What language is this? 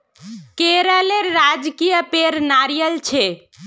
Magahi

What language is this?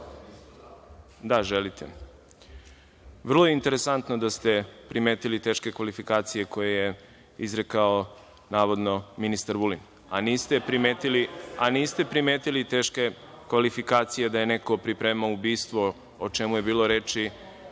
Serbian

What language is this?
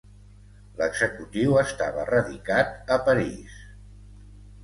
Catalan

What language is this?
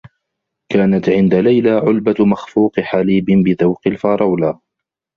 Arabic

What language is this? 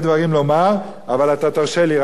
Hebrew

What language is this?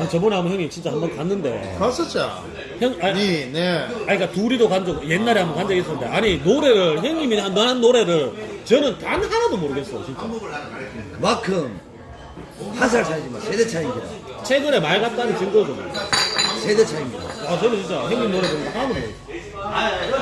Korean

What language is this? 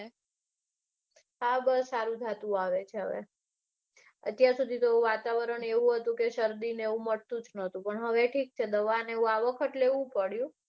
Gujarati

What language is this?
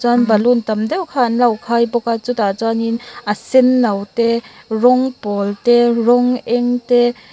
Mizo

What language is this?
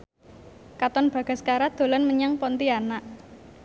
Javanese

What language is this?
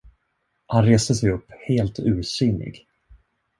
Swedish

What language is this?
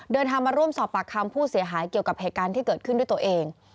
Thai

